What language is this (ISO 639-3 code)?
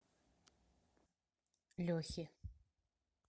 rus